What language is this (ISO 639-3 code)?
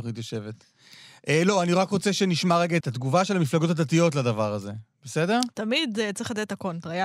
heb